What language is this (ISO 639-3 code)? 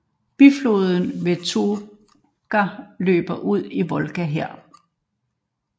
dan